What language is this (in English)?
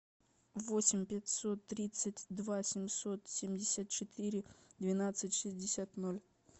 Russian